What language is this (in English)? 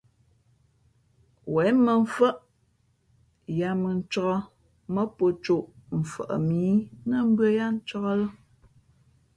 Fe'fe'